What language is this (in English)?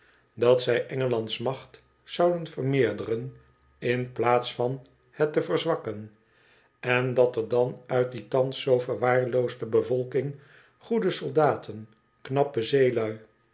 Dutch